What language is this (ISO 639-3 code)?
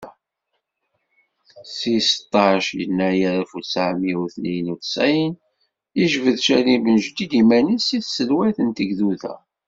kab